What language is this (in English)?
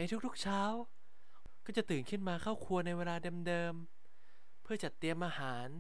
Thai